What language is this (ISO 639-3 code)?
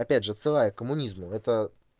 rus